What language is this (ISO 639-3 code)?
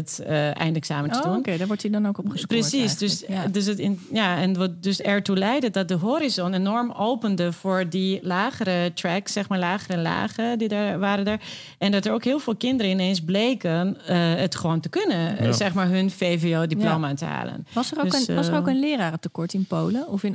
nld